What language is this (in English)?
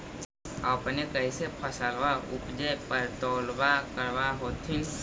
Magahi